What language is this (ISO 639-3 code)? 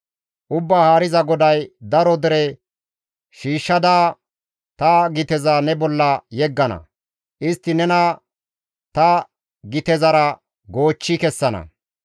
gmv